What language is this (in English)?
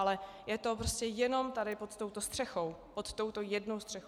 Czech